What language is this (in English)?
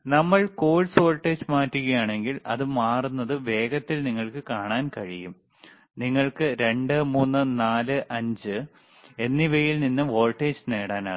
Malayalam